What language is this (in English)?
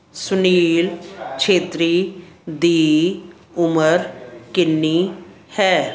Punjabi